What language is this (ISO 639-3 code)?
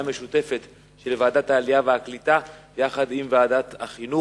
heb